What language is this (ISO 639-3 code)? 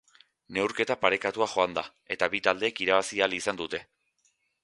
eus